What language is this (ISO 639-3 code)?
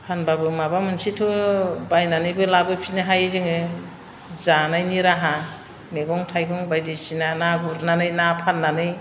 brx